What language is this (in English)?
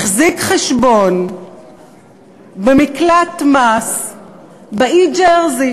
Hebrew